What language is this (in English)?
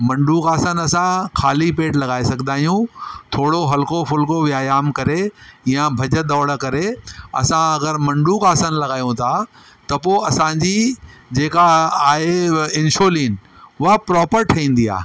Sindhi